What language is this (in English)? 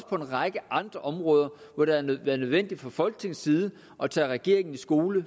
Danish